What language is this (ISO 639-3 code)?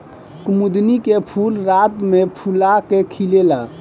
bho